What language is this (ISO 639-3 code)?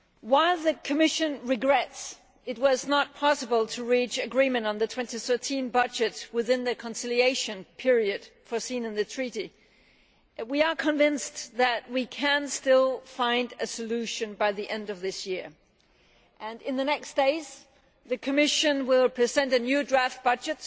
eng